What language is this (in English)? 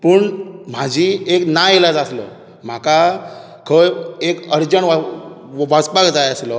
Konkani